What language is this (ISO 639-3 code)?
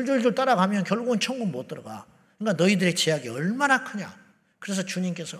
kor